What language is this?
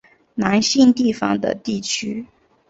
Chinese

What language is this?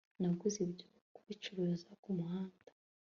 Kinyarwanda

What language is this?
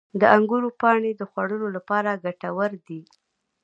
Pashto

